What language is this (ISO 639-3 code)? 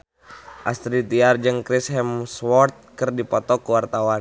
sun